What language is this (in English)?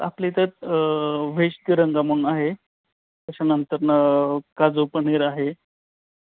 Marathi